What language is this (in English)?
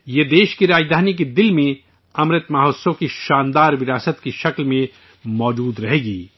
Urdu